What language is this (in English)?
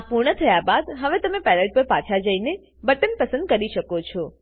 Gujarati